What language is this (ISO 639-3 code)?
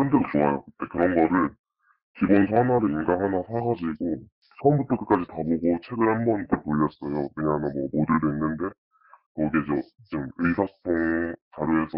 kor